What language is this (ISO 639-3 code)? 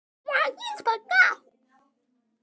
isl